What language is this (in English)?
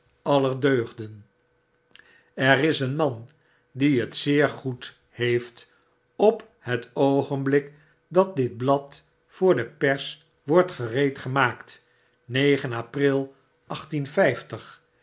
Dutch